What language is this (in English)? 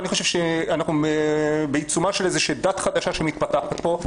Hebrew